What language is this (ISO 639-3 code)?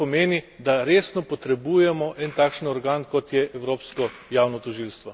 slv